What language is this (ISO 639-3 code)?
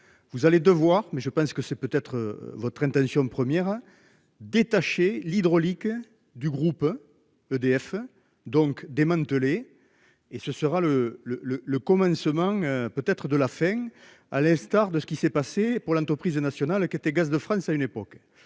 fra